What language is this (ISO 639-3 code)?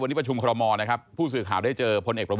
tha